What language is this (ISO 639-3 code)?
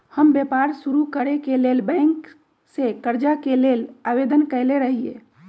mag